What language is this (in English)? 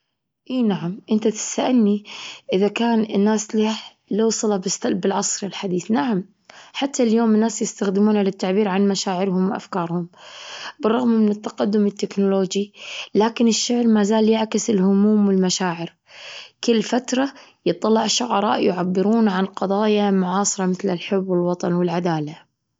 Gulf Arabic